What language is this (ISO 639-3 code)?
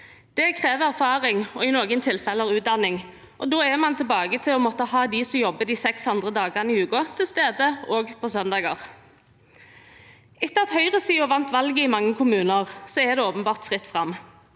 nor